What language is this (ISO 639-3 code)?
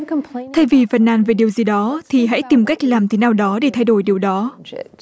vie